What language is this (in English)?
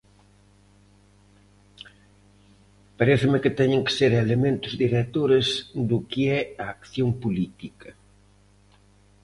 Galician